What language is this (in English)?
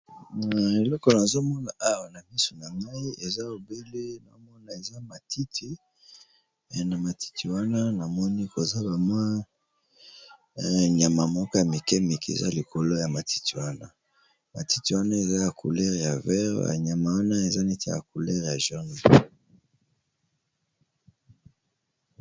Lingala